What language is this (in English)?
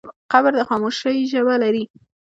Pashto